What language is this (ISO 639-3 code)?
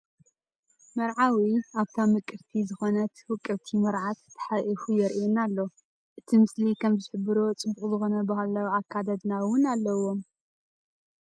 tir